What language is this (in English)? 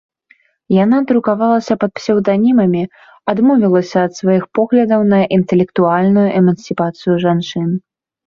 Belarusian